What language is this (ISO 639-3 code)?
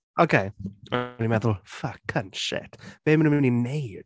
cym